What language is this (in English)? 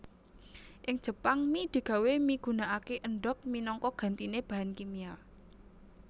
Javanese